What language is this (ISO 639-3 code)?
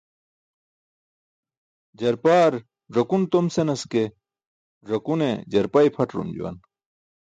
bsk